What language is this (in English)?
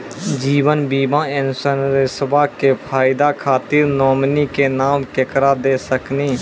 Maithili